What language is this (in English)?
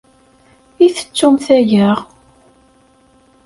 Kabyle